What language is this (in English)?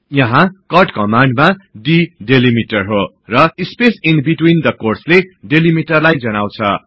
Nepali